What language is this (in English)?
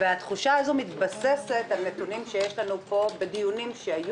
Hebrew